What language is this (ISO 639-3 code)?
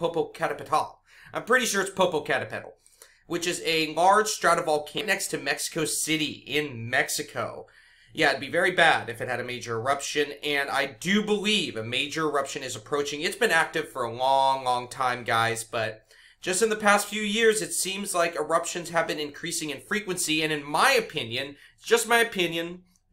eng